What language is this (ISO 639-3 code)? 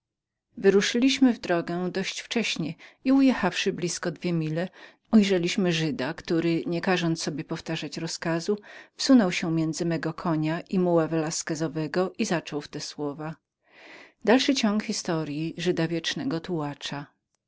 pol